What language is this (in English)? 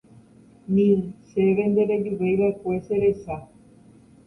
Guarani